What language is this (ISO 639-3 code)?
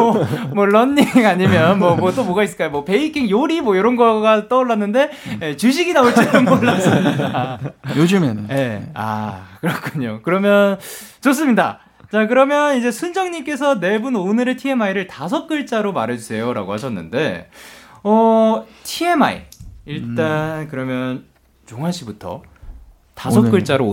kor